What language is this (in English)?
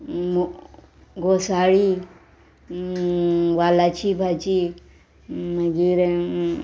Konkani